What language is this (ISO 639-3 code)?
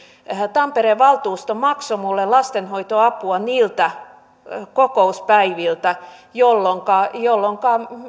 fin